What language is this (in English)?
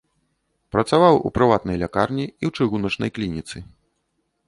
Belarusian